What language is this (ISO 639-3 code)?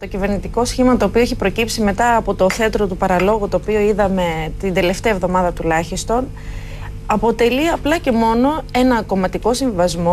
ell